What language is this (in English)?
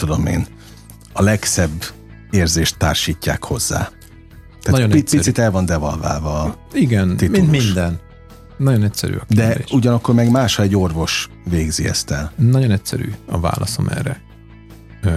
Hungarian